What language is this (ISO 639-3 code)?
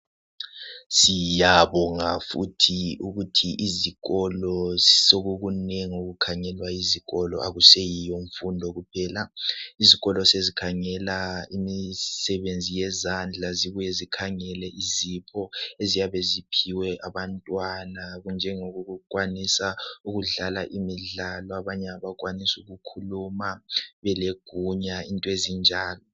nde